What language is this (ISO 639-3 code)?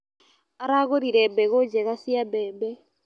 kik